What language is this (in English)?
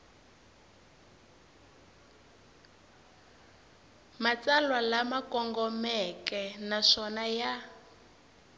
Tsonga